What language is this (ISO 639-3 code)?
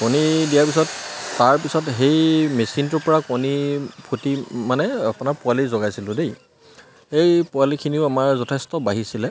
asm